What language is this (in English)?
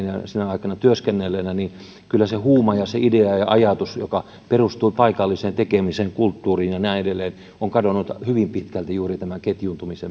Finnish